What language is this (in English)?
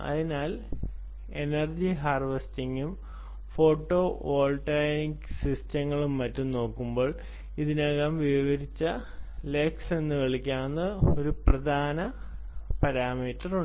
Malayalam